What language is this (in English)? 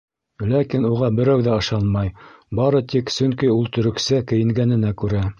Bashkir